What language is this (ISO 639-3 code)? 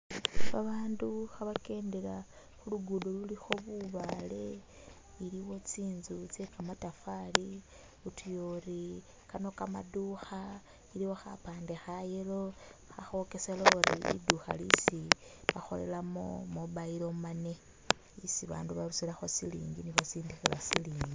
myx